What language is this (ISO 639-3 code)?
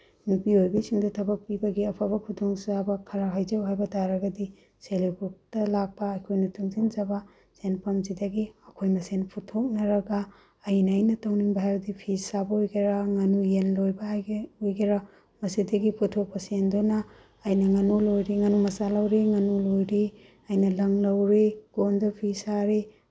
mni